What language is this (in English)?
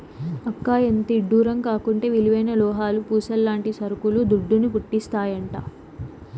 Telugu